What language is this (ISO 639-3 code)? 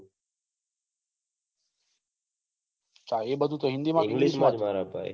guj